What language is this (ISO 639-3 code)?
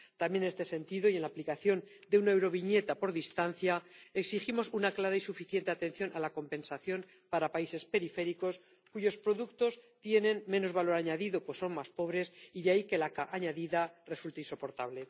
spa